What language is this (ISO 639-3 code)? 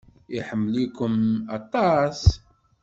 kab